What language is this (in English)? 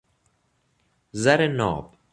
Persian